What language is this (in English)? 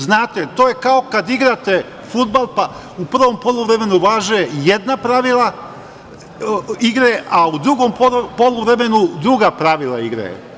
Serbian